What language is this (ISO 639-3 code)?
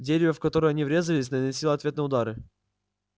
rus